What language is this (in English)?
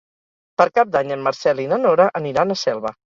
Catalan